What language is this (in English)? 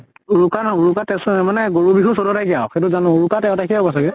Assamese